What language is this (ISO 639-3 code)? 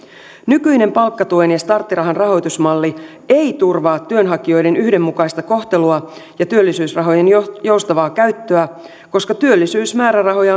fin